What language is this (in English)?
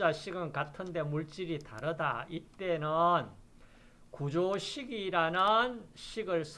Korean